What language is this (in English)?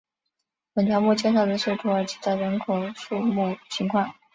Chinese